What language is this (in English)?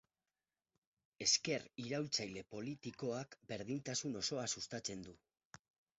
Basque